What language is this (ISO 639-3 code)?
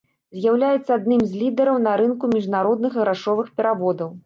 bel